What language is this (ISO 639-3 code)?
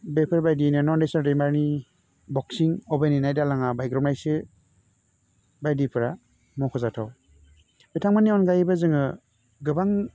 brx